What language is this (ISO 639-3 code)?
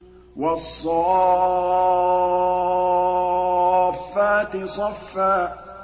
ara